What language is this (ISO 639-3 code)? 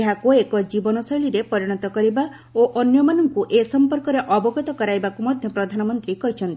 ori